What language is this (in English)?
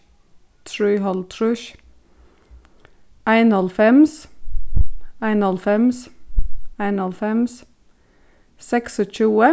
Faroese